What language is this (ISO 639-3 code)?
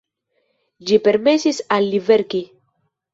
epo